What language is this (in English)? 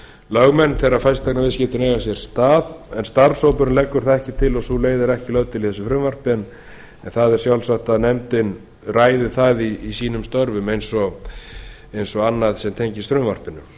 Icelandic